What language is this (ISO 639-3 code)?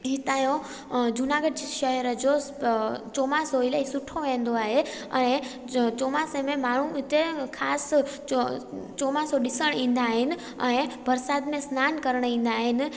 snd